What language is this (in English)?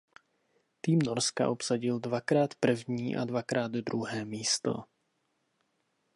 Czech